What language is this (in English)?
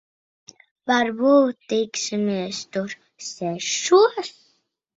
Latvian